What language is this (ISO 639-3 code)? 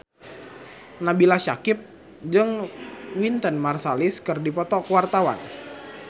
sun